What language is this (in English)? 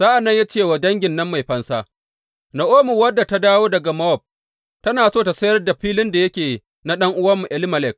Hausa